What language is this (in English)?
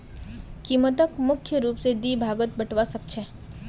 Magahi